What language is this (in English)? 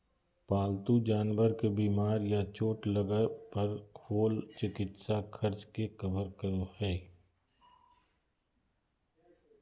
Magahi